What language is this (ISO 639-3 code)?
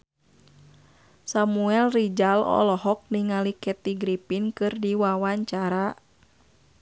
sun